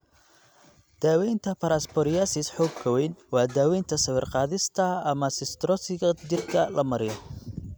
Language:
Somali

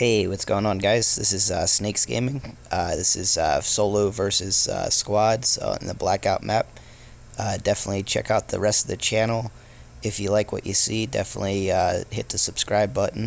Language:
English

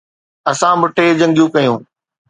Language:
Sindhi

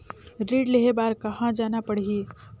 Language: Chhattisgarhi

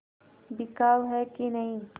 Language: Hindi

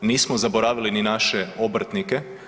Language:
Croatian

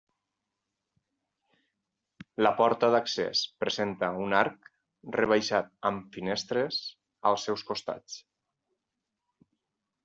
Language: Catalan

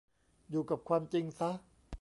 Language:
Thai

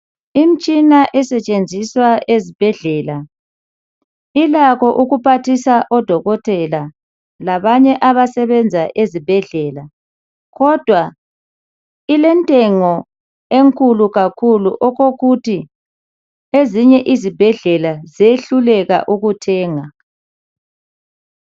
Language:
North Ndebele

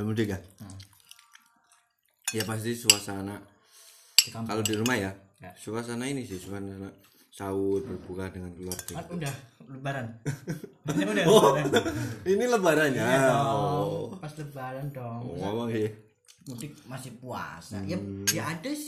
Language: Indonesian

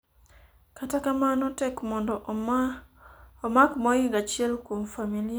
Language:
Luo (Kenya and Tanzania)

